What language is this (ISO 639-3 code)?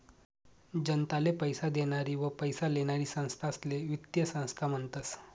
mar